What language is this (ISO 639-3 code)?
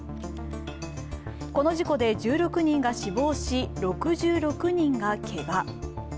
jpn